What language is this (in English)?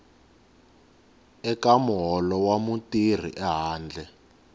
Tsonga